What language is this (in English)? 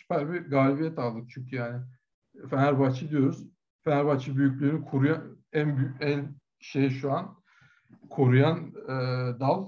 Turkish